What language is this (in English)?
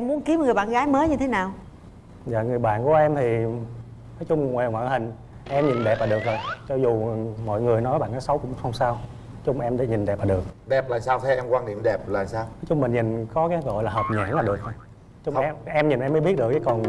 Vietnamese